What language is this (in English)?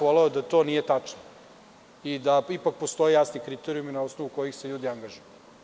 Serbian